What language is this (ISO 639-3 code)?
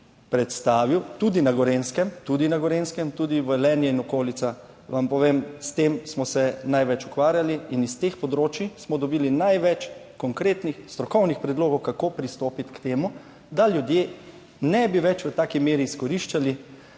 slv